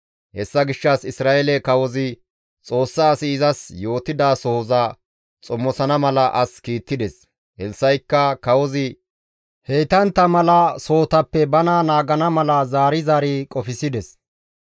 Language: Gamo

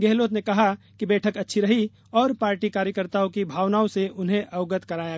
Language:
Hindi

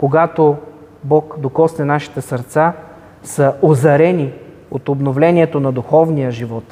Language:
Bulgarian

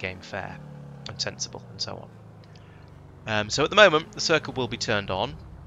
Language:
English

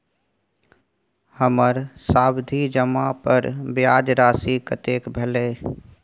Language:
Maithili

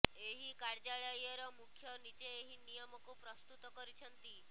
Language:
Odia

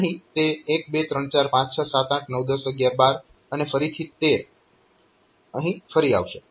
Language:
Gujarati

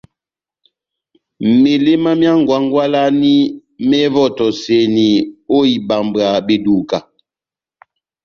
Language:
Batanga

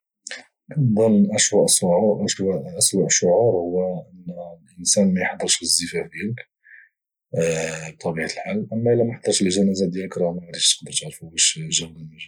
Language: Moroccan Arabic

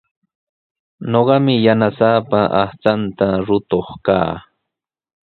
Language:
Sihuas Ancash Quechua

